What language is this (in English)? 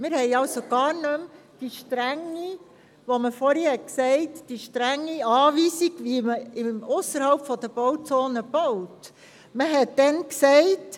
Swiss German